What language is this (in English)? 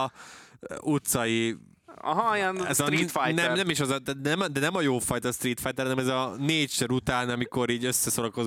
Hungarian